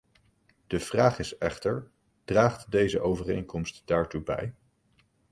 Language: Dutch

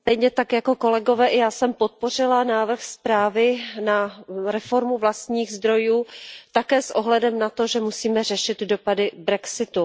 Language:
Czech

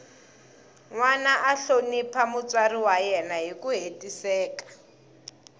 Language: Tsonga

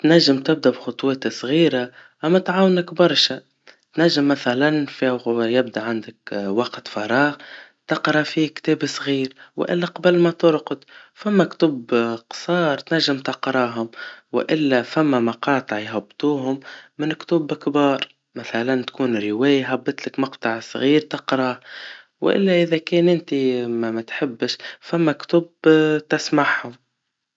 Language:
Tunisian Arabic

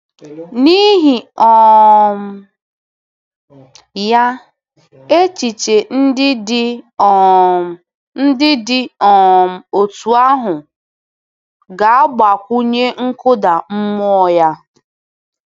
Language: Igbo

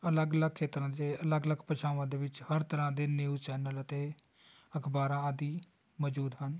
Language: Punjabi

